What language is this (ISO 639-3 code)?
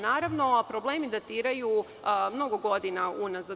srp